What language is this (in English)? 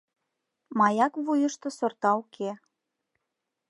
Mari